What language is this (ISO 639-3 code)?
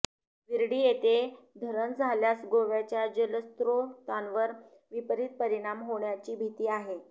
mar